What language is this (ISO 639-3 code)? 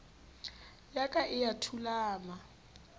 sot